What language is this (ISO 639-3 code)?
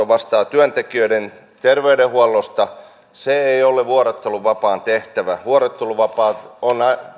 fin